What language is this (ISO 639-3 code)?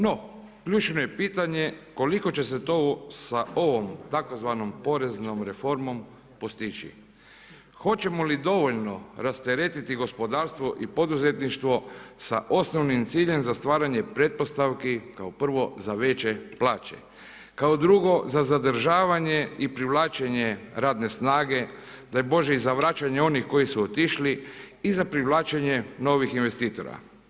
hrv